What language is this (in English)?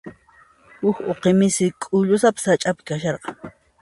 Puno Quechua